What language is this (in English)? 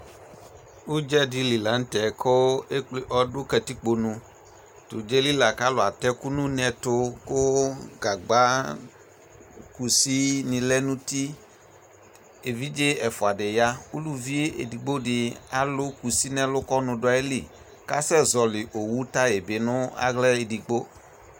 Ikposo